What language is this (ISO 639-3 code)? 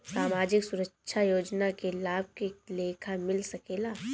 bho